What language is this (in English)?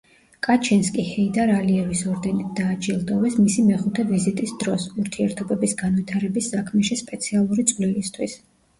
Georgian